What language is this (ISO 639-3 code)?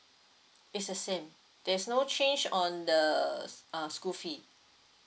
eng